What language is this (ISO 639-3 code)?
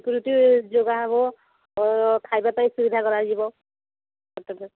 ori